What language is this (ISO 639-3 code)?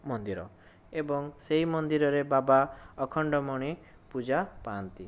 ori